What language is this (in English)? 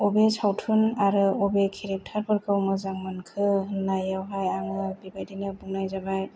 Bodo